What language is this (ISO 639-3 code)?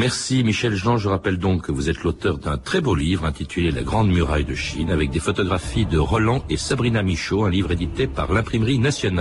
fra